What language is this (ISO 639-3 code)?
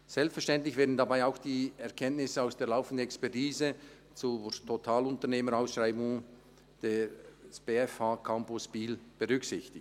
gsw